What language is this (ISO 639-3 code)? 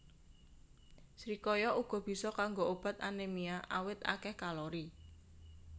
jav